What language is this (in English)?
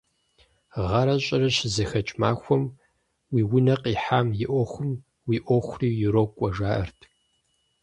Kabardian